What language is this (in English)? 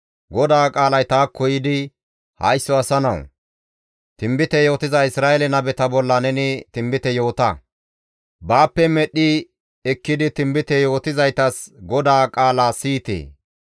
Gamo